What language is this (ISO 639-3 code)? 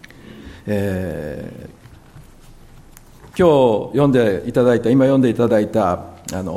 jpn